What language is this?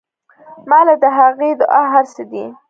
Pashto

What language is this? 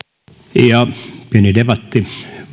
Finnish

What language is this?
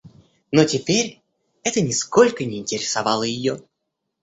Russian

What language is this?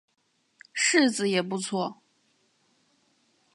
Chinese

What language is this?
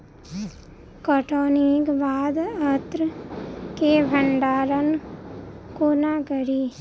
Maithili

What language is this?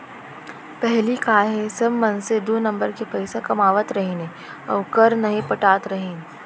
Chhattisgarhi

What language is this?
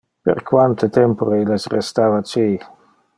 Interlingua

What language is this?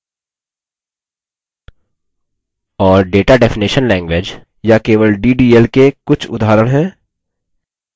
Hindi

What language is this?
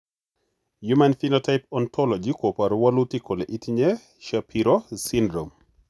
Kalenjin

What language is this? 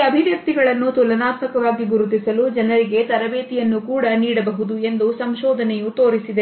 Kannada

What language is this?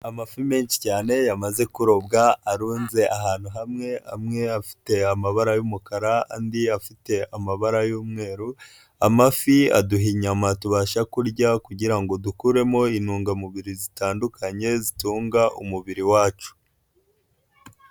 Kinyarwanda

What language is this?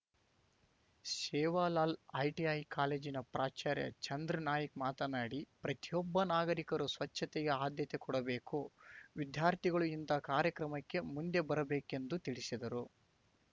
Kannada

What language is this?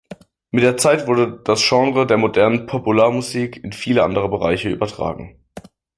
German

